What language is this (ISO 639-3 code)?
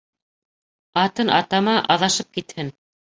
bak